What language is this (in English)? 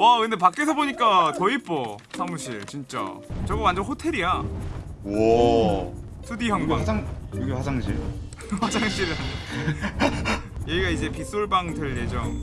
Korean